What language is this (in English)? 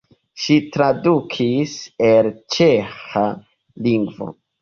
Esperanto